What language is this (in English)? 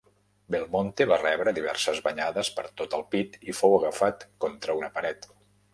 Catalan